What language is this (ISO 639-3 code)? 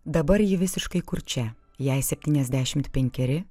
lit